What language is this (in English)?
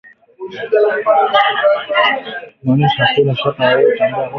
Swahili